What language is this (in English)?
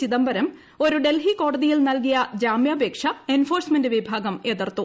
Malayalam